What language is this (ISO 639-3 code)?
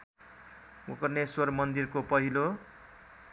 nep